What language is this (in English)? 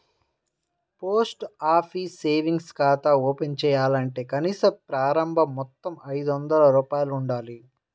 Telugu